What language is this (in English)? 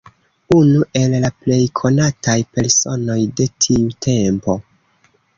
Esperanto